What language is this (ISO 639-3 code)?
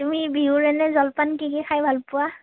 asm